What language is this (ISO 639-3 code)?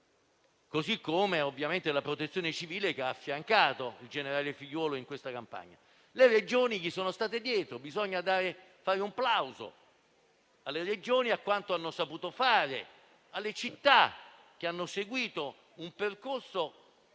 ita